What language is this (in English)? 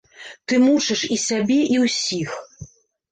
Belarusian